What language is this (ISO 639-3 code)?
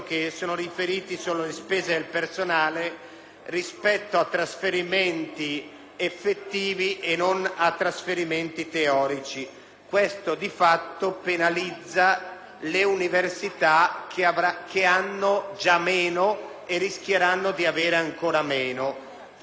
ita